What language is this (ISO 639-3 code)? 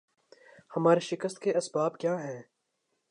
urd